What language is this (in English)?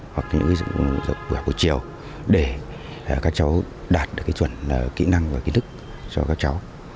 Vietnamese